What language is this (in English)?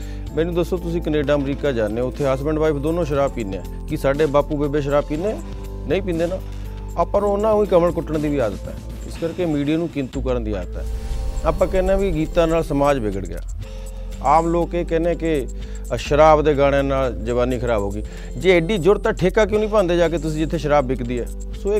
Punjabi